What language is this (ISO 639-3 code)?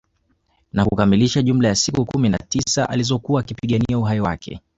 swa